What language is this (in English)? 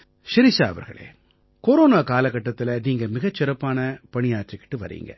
Tamil